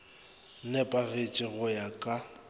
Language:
Northern Sotho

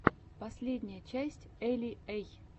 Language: Russian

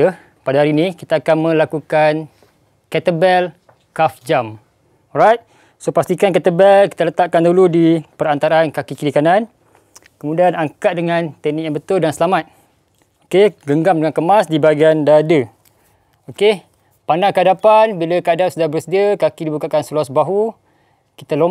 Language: Malay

